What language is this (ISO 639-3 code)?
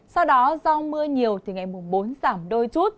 vie